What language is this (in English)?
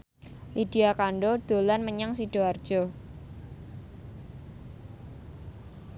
Javanese